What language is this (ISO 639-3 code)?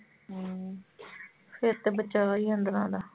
pan